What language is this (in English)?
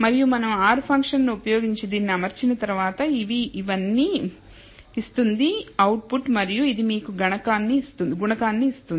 Telugu